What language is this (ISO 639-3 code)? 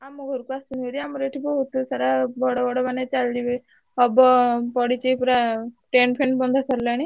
ori